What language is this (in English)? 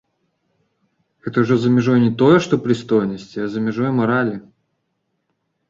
Belarusian